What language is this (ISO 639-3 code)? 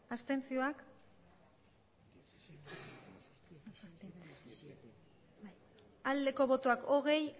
eus